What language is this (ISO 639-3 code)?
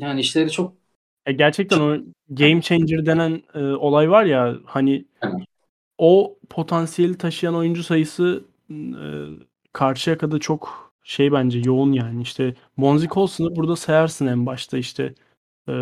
tur